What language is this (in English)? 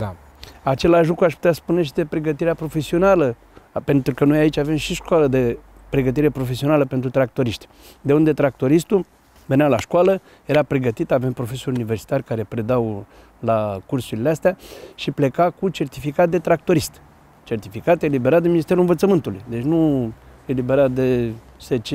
Romanian